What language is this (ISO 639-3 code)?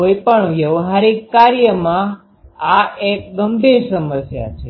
guj